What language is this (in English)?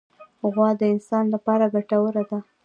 Pashto